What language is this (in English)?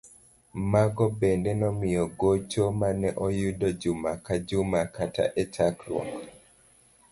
Luo (Kenya and Tanzania)